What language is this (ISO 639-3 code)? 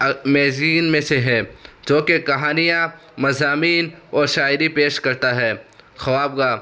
urd